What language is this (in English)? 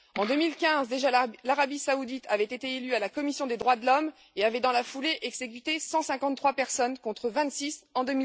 French